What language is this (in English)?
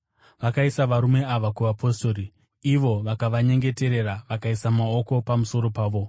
Shona